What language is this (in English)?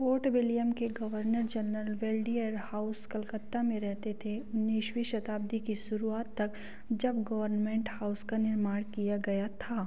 Hindi